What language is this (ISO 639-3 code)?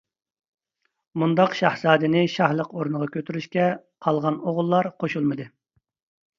uig